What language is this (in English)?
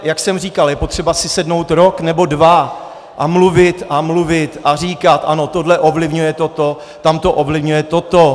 Czech